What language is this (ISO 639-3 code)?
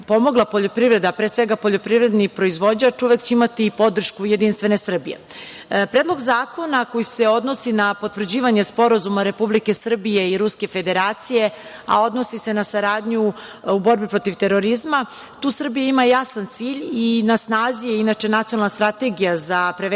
srp